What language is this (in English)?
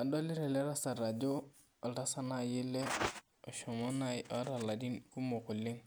Masai